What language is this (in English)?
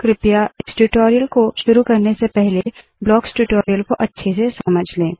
Hindi